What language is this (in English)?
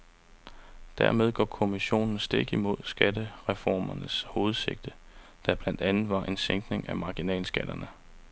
Danish